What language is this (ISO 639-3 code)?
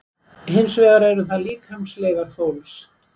isl